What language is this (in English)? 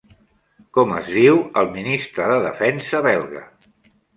Catalan